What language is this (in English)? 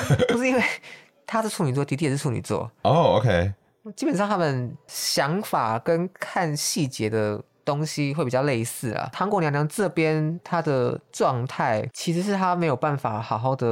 Chinese